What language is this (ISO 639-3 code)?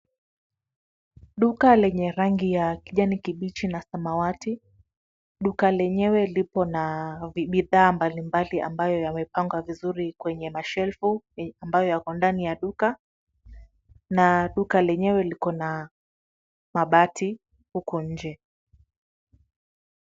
swa